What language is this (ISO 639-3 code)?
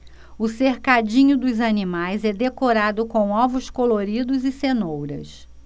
por